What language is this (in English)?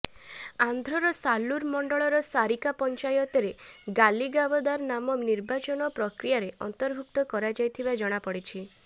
Odia